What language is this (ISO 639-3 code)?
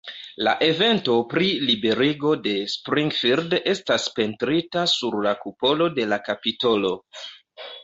epo